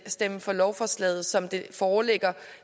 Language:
Danish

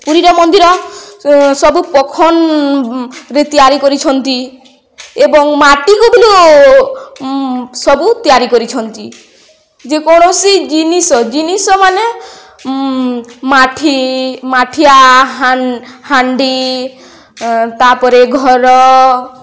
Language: Odia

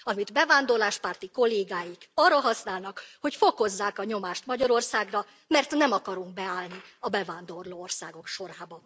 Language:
Hungarian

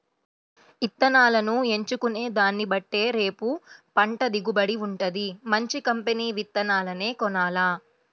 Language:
Telugu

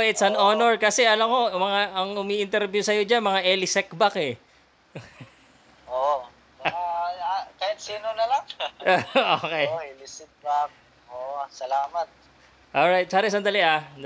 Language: Filipino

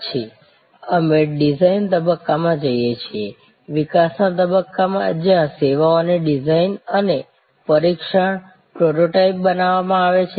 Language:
Gujarati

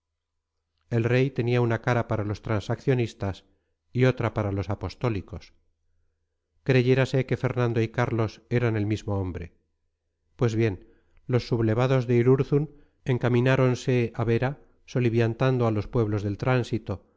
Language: Spanish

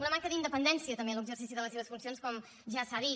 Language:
Catalan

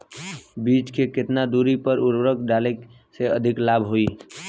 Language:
Bhojpuri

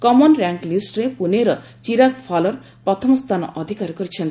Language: Odia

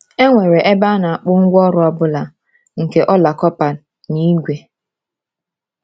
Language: Igbo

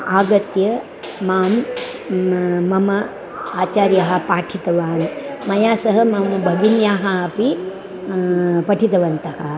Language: Sanskrit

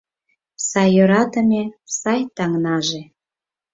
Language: Mari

